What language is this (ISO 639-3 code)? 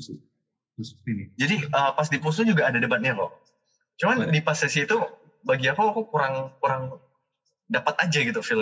ind